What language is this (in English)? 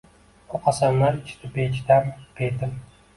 Uzbek